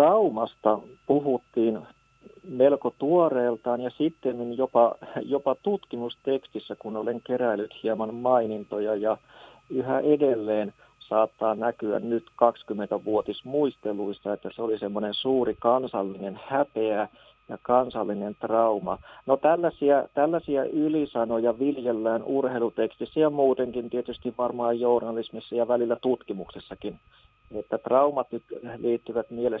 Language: Finnish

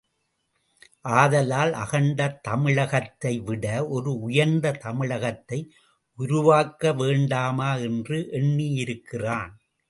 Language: Tamil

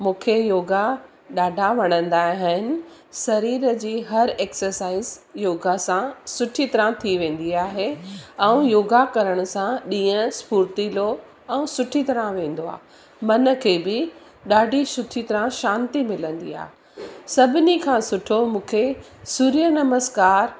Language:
Sindhi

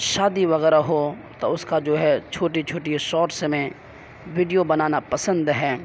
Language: Urdu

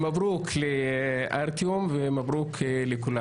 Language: Hebrew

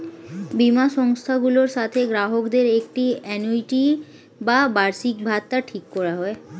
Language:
Bangla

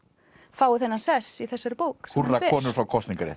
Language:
Icelandic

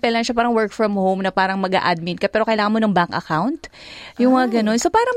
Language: Filipino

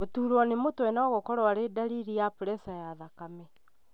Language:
Kikuyu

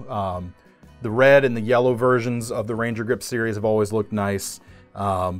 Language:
English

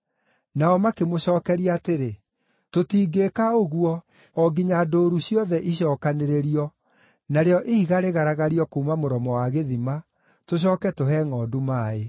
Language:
Kikuyu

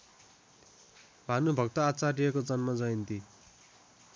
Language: Nepali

